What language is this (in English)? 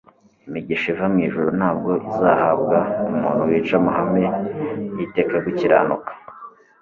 Kinyarwanda